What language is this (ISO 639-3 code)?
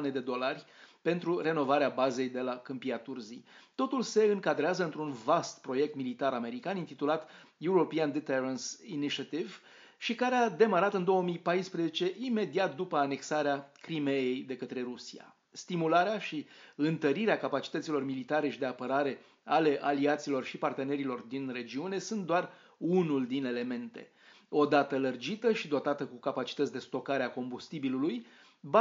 ron